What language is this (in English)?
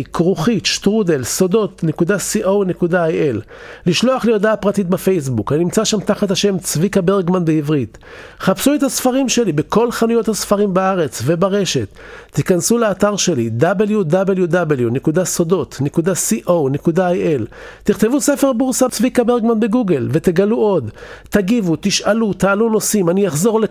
Hebrew